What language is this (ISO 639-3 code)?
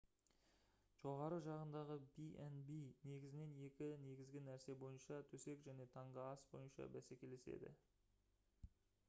kaz